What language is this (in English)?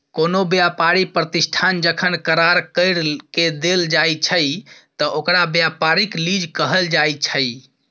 Maithili